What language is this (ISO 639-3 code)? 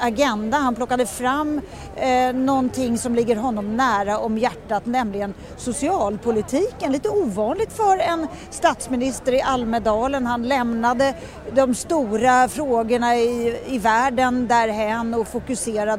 swe